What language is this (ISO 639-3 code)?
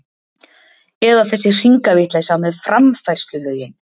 isl